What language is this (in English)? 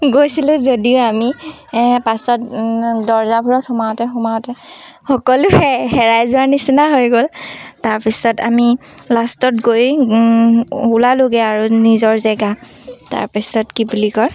Assamese